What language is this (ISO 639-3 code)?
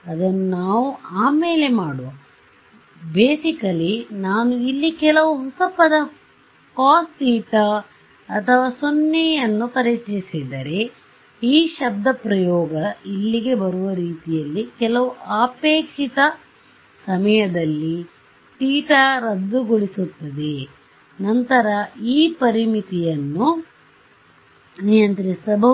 kan